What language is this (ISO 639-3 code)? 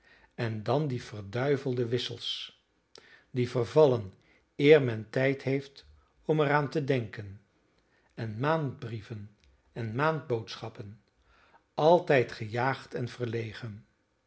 nld